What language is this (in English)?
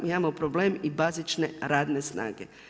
Croatian